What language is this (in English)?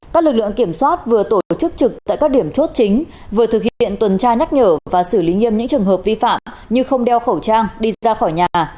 Vietnamese